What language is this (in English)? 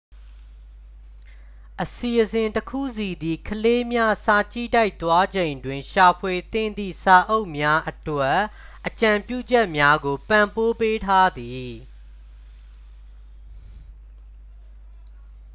Burmese